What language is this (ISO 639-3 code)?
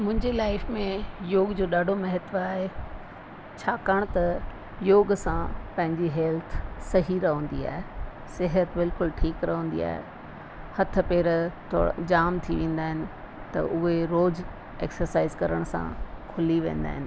snd